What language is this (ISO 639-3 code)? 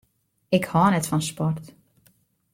fry